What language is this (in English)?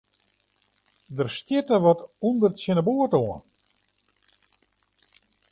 Western Frisian